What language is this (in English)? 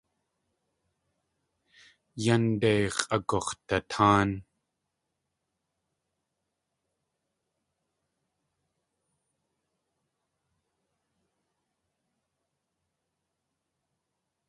Tlingit